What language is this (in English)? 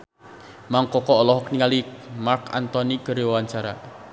Sundanese